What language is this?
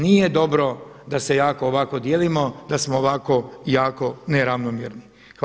Croatian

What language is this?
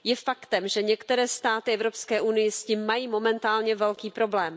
Czech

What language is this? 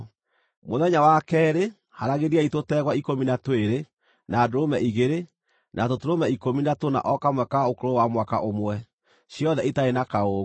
Kikuyu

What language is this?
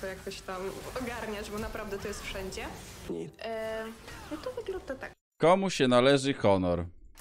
Polish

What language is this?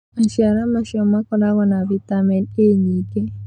Kikuyu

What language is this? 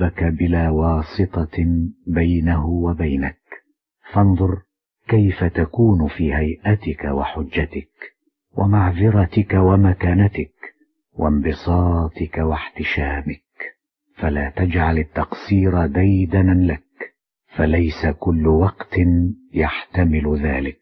Arabic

